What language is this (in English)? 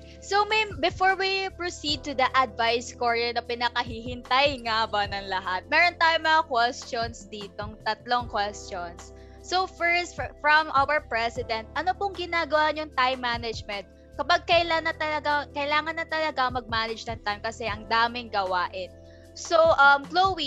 Filipino